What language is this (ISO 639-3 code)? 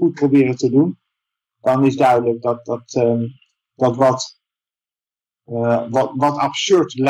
nld